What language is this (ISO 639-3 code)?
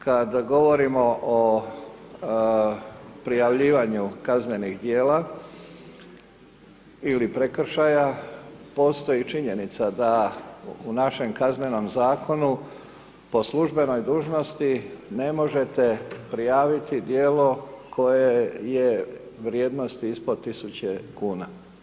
hrv